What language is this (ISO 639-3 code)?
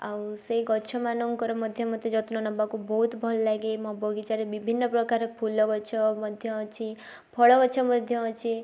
ori